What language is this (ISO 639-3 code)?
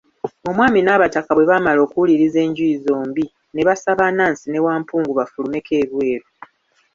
lug